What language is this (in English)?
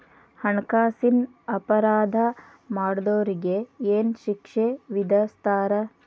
Kannada